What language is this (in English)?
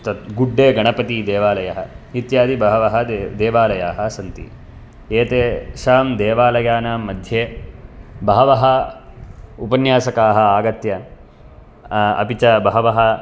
Sanskrit